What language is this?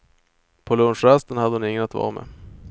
Swedish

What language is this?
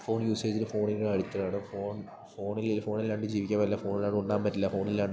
Malayalam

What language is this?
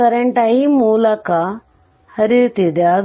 Kannada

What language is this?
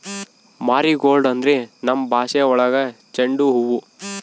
Kannada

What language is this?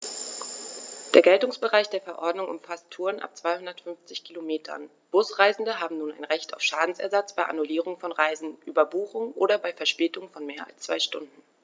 German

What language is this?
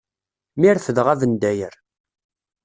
Kabyle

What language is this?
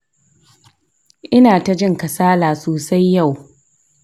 Hausa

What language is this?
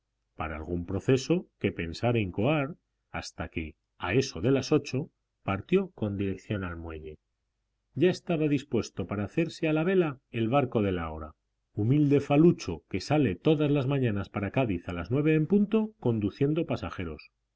Spanish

